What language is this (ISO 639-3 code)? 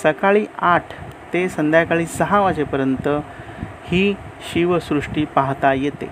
mar